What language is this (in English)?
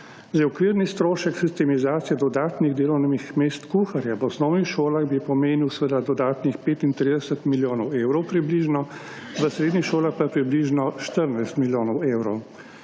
Slovenian